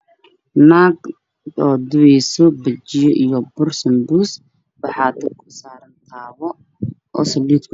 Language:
Somali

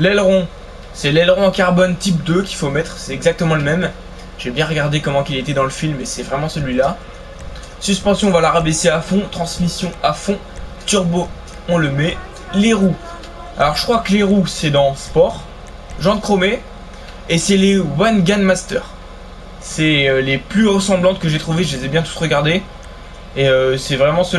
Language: French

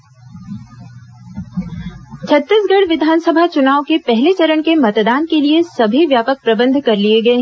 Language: Hindi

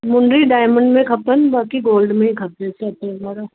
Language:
Sindhi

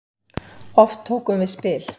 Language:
Icelandic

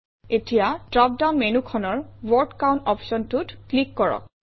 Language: Assamese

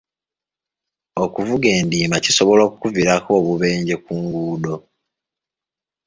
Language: Ganda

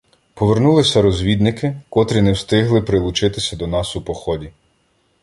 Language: Ukrainian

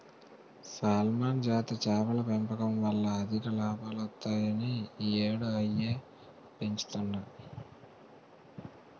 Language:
Telugu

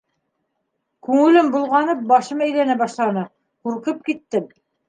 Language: Bashkir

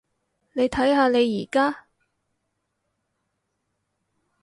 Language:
Cantonese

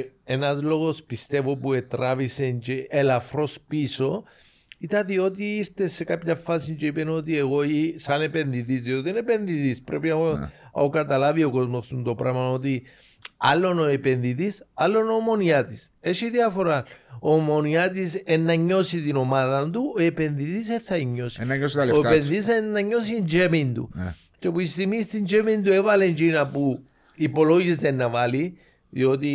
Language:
Greek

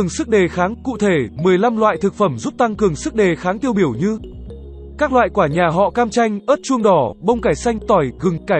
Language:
Vietnamese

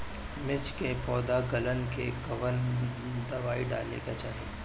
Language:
Bhojpuri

